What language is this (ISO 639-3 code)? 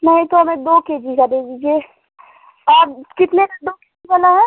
hin